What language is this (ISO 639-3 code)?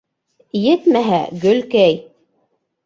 bak